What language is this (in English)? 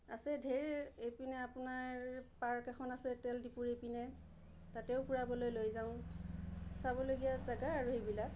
Assamese